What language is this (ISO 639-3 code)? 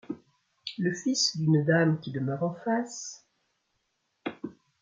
fra